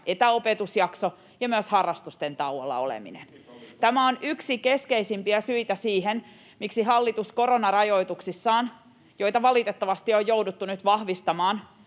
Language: Finnish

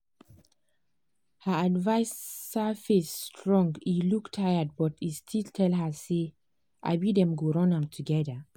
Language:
Nigerian Pidgin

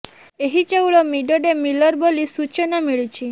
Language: Odia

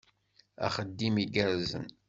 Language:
Kabyle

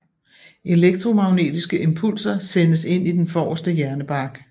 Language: Danish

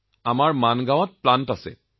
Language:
Assamese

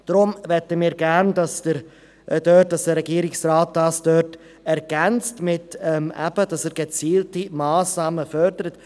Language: Swiss German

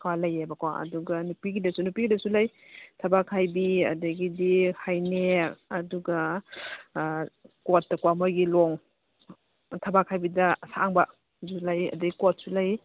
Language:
Manipuri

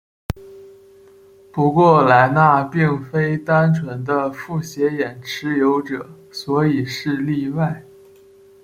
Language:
Chinese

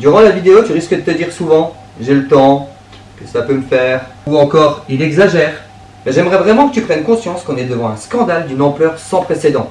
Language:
French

